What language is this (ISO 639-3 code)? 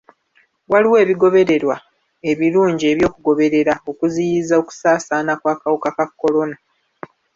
lug